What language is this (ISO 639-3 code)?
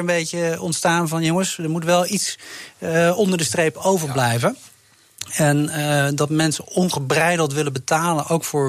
nld